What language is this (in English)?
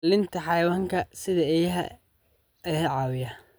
Somali